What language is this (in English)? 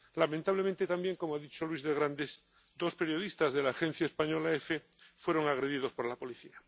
Spanish